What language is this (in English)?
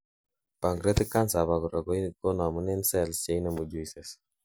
Kalenjin